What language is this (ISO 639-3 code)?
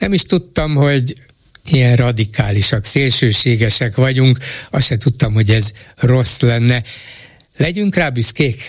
hun